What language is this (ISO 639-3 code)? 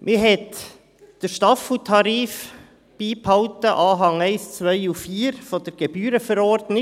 gsw